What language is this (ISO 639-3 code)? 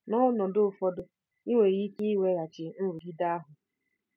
ibo